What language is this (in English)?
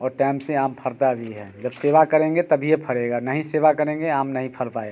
Hindi